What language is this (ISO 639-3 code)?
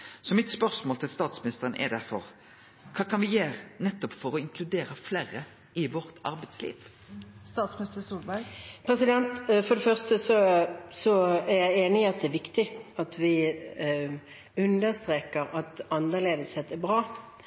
nor